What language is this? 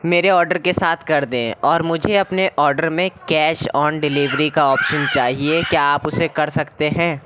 Urdu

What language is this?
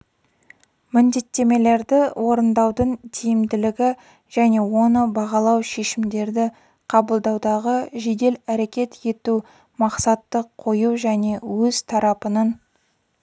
Kazakh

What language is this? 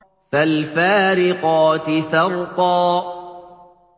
Arabic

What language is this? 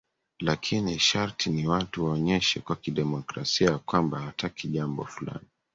Swahili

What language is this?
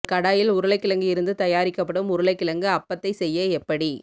Tamil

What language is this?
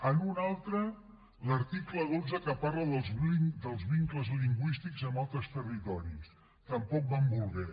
Catalan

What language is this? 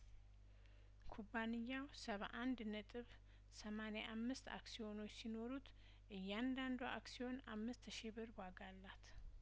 Amharic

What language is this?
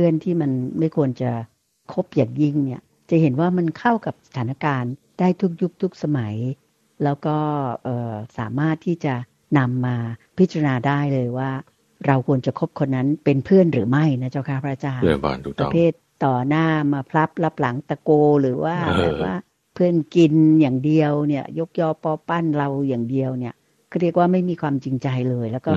Thai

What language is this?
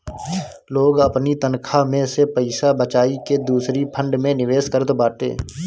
Bhojpuri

